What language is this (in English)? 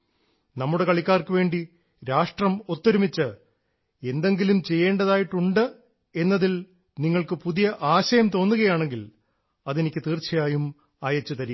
Malayalam